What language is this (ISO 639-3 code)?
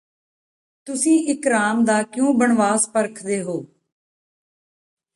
pan